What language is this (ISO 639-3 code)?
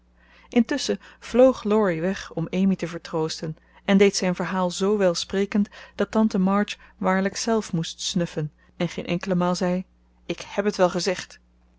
nld